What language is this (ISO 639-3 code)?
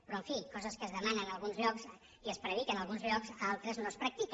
cat